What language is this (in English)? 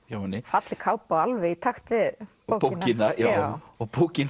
Icelandic